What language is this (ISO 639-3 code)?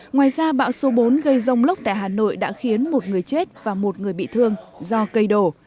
vie